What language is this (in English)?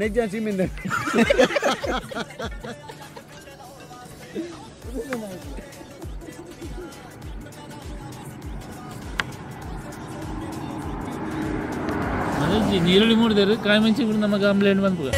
Arabic